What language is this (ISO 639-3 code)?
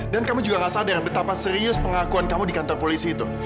ind